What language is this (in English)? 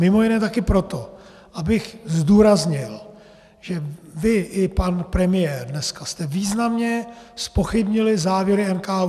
Czech